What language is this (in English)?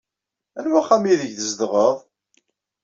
Kabyle